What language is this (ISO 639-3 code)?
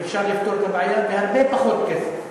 heb